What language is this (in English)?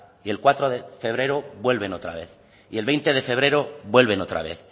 Spanish